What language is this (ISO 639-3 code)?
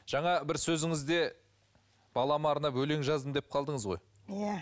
kaz